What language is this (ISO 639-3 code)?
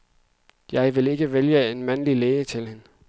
dan